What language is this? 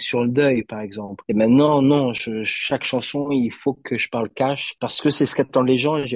French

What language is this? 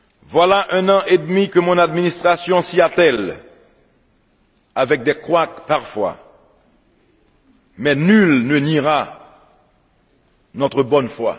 French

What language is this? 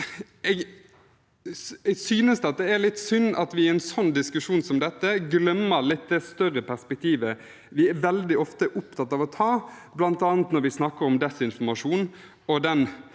Norwegian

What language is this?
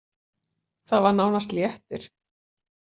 Icelandic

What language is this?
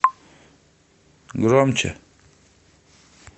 Russian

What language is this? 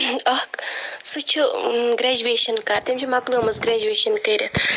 Kashmiri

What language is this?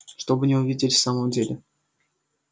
Russian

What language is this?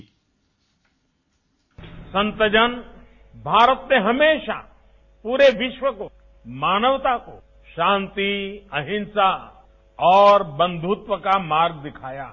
Hindi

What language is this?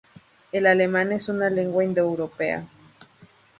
Spanish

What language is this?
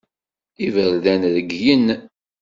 Kabyle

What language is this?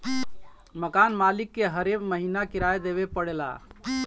Bhojpuri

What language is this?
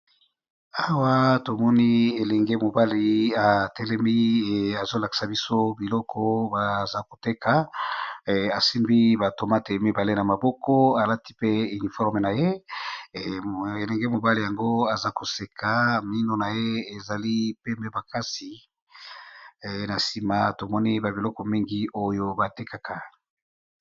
Lingala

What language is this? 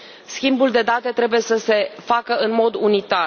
Romanian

